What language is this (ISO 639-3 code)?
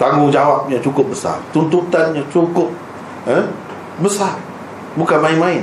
msa